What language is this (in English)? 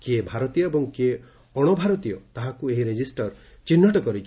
Odia